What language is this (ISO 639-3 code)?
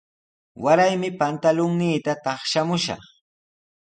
qws